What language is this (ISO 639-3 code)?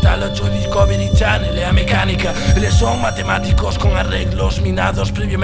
glg